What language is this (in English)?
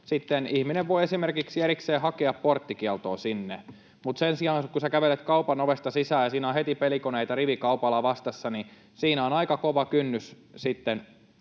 Finnish